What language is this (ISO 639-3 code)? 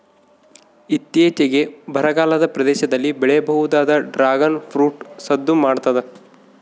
kan